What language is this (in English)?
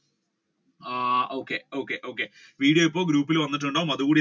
Malayalam